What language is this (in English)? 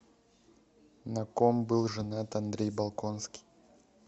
Russian